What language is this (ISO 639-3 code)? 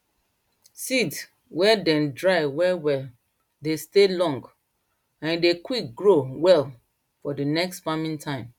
pcm